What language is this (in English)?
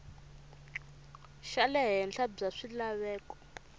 Tsonga